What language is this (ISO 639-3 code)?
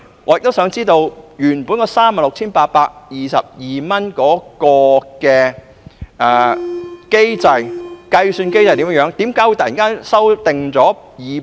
yue